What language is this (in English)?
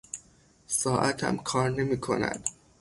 Persian